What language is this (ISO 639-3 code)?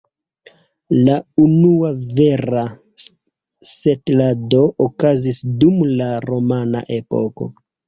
epo